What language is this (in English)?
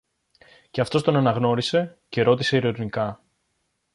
Greek